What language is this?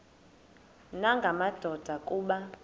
Xhosa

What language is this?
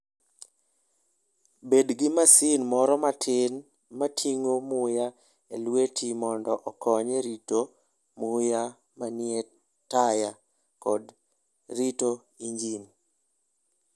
Luo (Kenya and Tanzania)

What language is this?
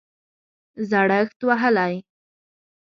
Pashto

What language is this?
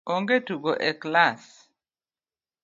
Luo (Kenya and Tanzania)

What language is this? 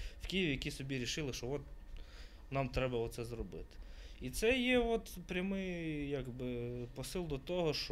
Ukrainian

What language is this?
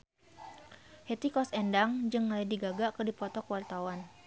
Sundanese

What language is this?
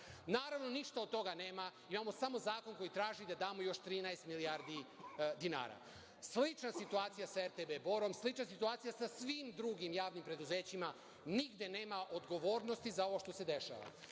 Serbian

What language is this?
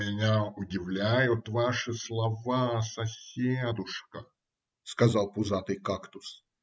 Russian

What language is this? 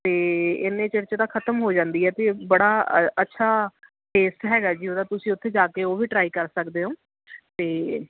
Punjabi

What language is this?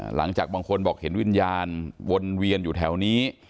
Thai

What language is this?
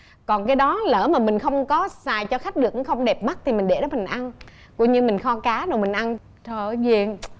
Vietnamese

